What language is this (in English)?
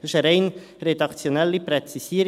Swiss German